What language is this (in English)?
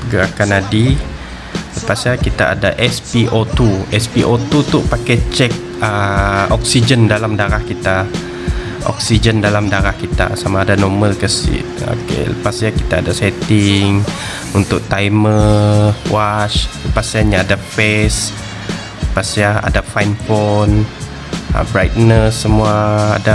Malay